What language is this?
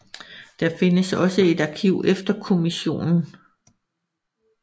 Danish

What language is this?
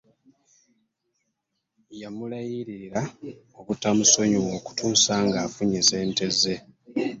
Ganda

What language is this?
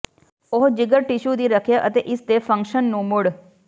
Punjabi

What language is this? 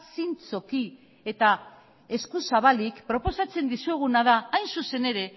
Basque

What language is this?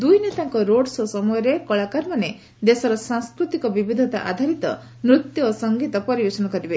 Odia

